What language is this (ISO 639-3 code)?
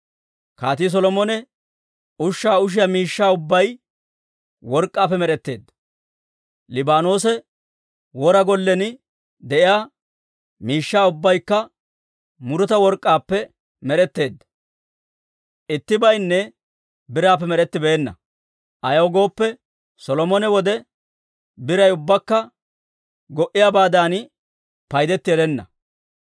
dwr